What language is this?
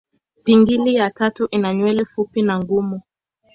Swahili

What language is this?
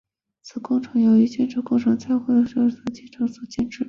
Chinese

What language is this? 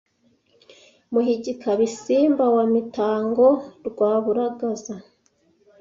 Kinyarwanda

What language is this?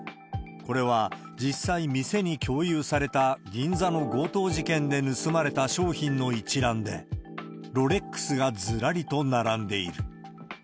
Japanese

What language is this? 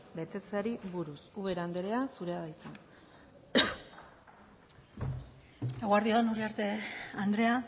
Basque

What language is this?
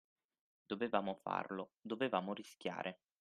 Italian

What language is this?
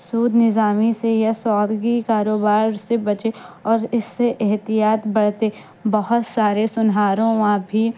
Urdu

